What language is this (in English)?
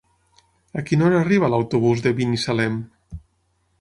Catalan